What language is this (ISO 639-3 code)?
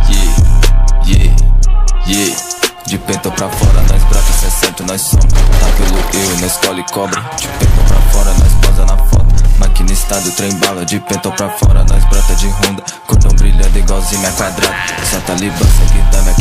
por